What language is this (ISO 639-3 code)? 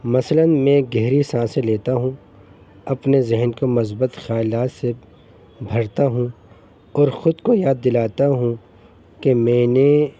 urd